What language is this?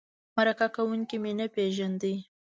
Pashto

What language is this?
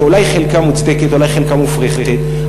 Hebrew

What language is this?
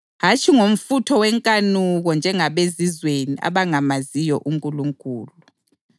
North Ndebele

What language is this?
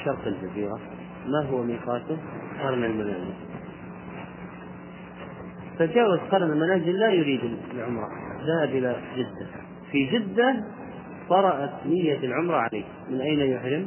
Arabic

